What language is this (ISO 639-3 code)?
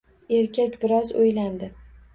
uzb